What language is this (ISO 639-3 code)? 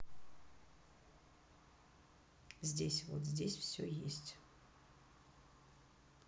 rus